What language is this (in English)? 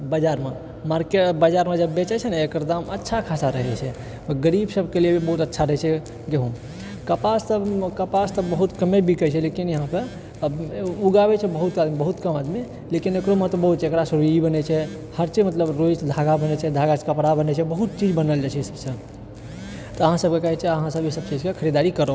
Maithili